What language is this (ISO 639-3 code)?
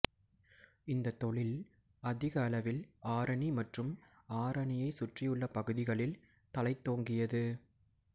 tam